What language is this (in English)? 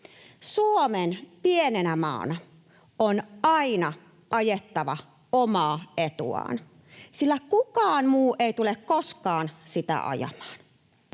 Finnish